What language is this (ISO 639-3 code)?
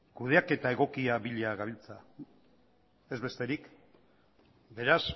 eus